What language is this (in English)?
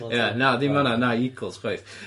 Welsh